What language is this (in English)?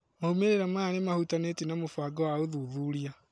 Kikuyu